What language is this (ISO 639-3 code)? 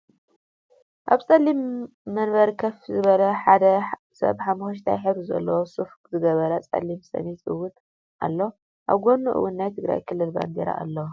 tir